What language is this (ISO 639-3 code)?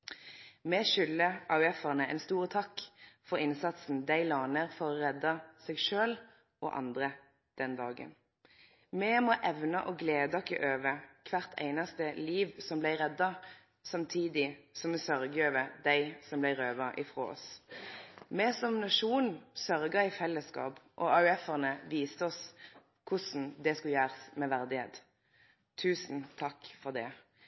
nno